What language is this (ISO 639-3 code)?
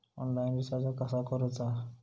mar